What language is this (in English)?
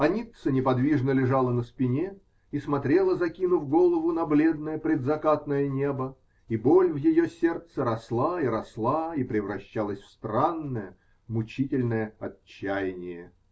Russian